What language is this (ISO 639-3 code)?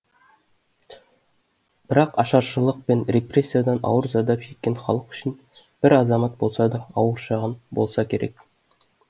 kaz